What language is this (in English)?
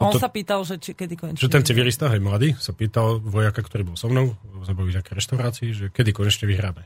Slovak